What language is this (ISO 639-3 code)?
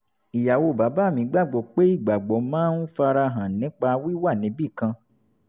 yor